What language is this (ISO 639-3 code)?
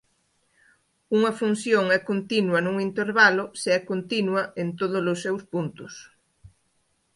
glg